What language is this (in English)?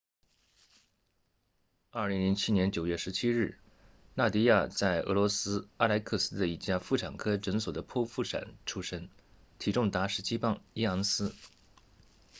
Chinese